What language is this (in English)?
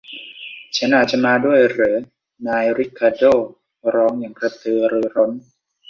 Thai